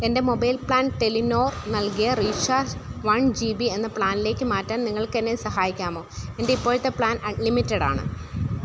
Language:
Malayalam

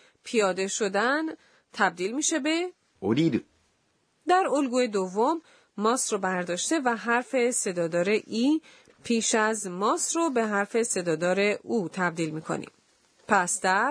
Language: Persian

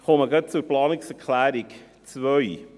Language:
Swiss German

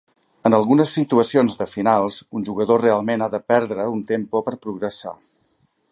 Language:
Catalan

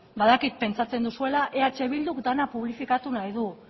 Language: Basque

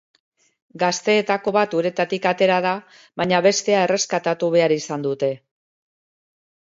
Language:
Basque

